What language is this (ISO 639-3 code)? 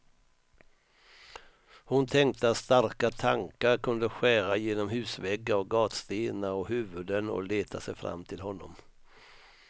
swe